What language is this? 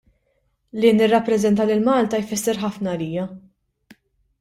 Maltese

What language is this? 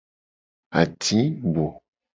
Gen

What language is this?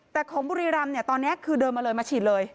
Thai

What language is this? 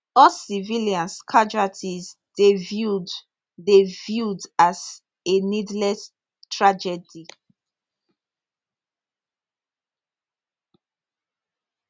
Nigerian Pidgin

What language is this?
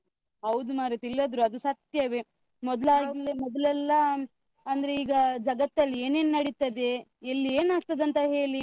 Kannada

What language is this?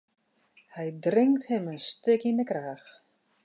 Western Frisian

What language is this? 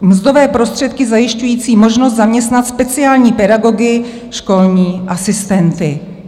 Czech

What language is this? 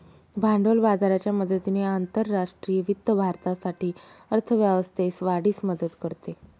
Marathi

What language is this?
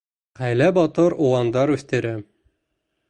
Bashkir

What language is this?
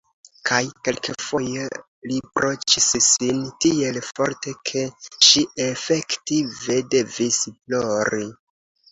Esperanto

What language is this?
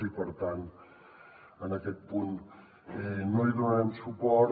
Catalan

